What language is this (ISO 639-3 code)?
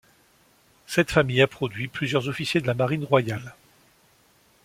fra